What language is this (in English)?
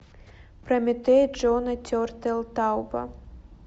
Russian